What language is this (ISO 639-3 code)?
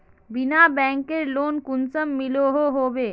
mag